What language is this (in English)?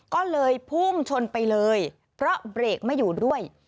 Thai